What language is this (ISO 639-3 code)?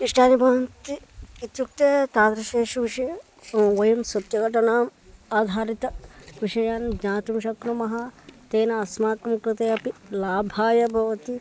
san